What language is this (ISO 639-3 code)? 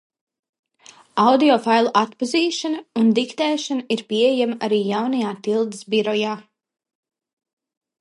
lav